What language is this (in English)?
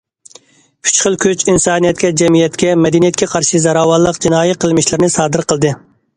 Uyghur